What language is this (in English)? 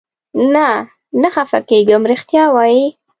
Pashto